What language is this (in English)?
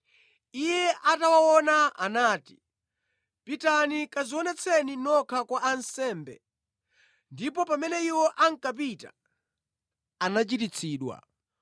Nyanja